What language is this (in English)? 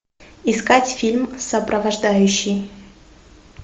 Russian